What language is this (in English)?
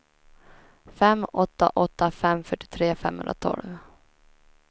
Swedish